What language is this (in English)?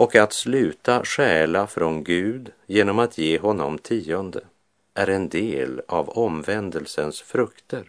Swedish